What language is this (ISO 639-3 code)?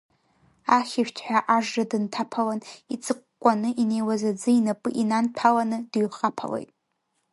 abk